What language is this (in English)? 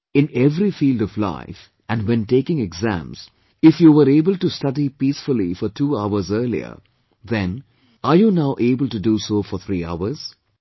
English